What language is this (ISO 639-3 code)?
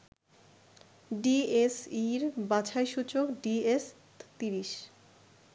ben